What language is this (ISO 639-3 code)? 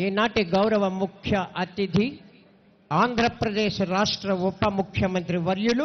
tel